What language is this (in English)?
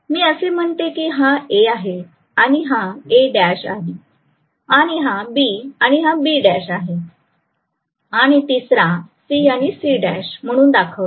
Marathi